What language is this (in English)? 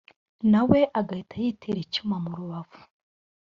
Kinyarwanda